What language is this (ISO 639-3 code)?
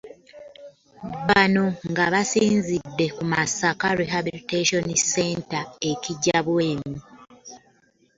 lug